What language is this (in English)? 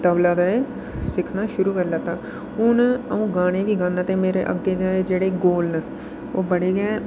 Dogri